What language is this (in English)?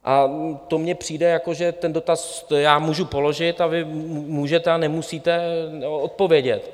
Czech